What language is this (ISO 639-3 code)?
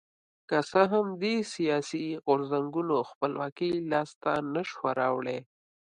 pus